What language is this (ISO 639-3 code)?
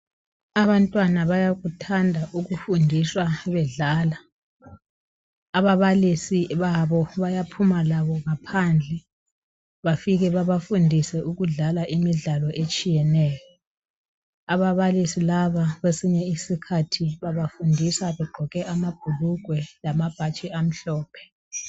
nde